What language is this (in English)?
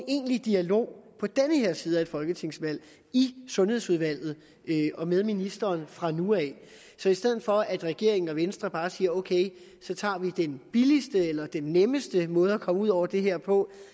Danish